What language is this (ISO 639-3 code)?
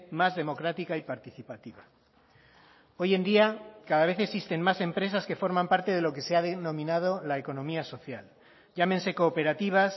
spa